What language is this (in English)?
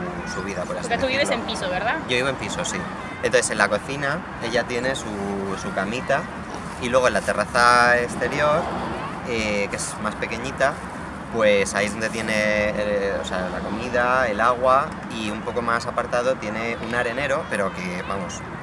Spanish